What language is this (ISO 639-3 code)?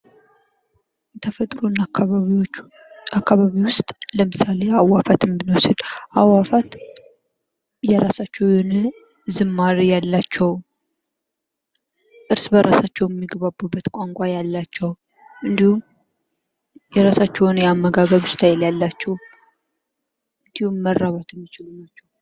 amh